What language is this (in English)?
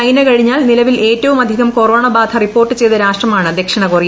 Malayalam